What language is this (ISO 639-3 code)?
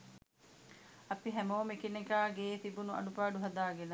sin